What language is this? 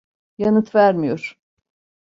Turkish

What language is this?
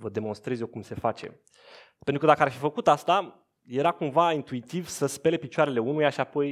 Romanian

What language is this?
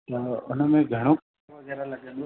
Sindhi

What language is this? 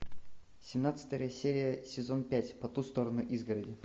Russian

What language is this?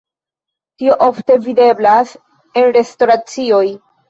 Esperanto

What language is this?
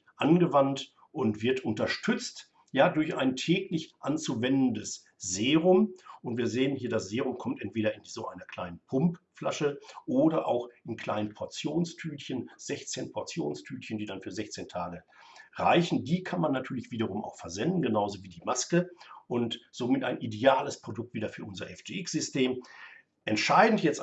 German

